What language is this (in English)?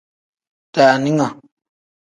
Tem